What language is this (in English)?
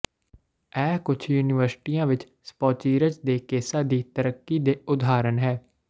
Punjabi